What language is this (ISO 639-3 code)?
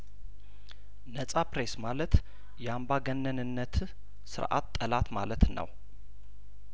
amh